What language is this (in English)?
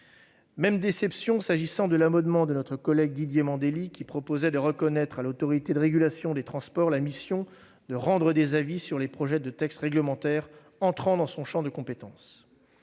French